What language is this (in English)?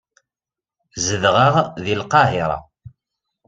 Kabyle